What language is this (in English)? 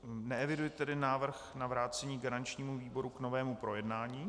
Czech